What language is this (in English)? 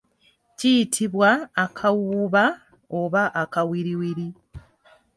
Ganda